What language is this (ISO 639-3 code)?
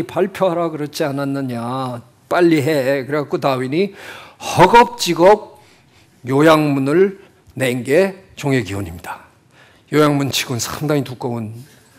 kor